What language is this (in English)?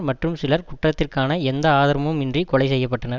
Tamil